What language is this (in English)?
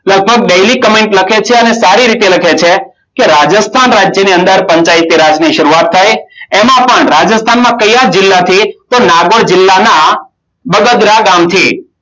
Gujarati